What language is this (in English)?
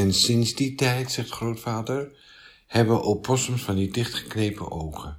Dutch